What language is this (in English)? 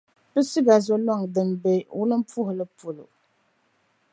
Dagbani